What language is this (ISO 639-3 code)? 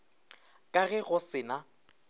nso